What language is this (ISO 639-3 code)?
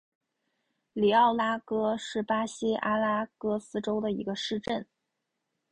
zho